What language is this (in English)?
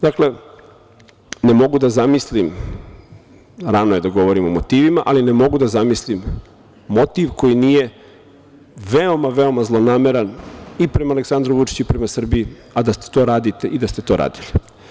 Serbian